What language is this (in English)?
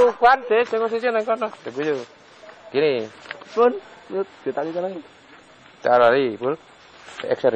Indonesian